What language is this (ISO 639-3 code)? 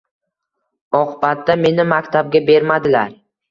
uzb